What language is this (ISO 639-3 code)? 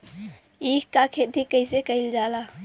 bho